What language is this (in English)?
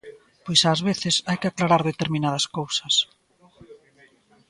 Galician